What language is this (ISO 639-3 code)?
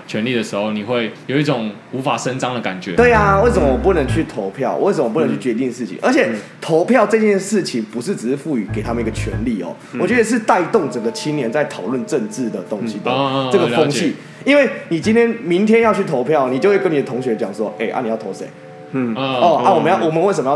zho